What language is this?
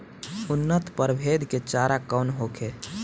Bhojpuri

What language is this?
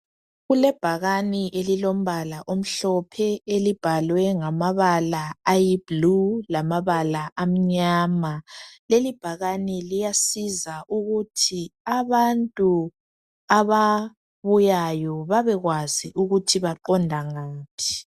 North Ndebele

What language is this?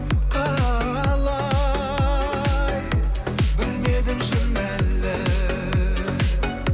Kazakh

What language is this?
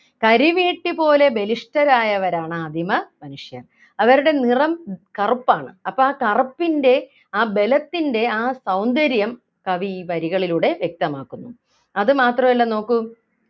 Malayalam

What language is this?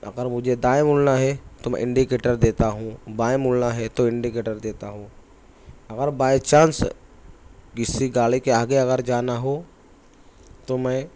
Urdu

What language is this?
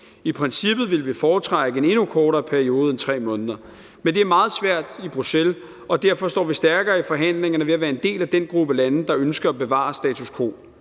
Danish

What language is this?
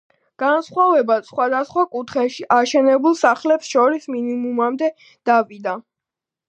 Georgian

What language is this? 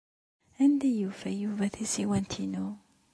Kabyle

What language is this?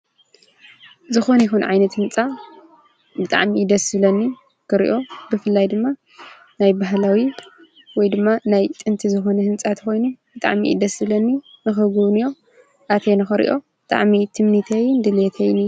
Tigrinya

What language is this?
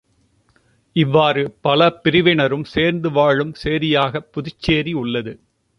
Tamil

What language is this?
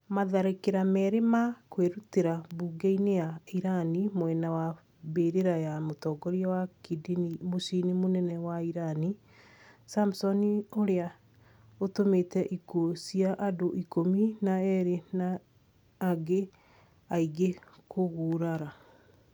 Kikuyu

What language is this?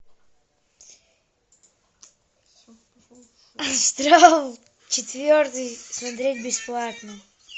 Russian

